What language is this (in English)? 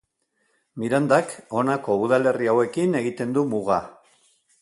Basque